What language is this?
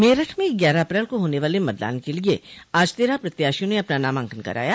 Hindi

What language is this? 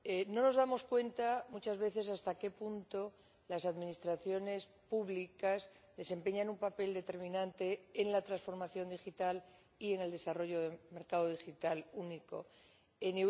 Spanish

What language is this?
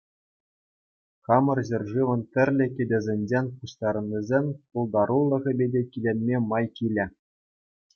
Chuvash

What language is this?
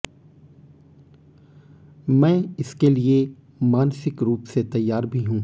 Hindi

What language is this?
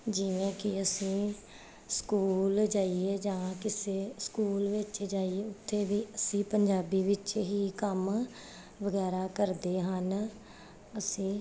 Punjabi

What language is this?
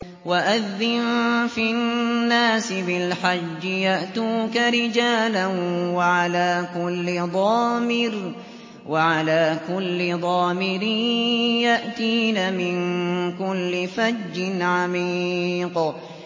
Arabic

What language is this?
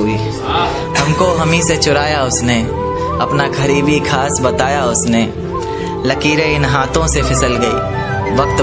Hindi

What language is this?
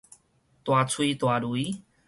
Min Nan Chinese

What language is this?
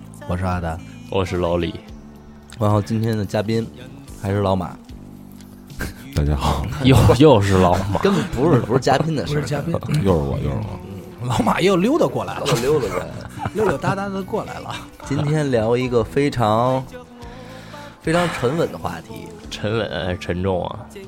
Chinese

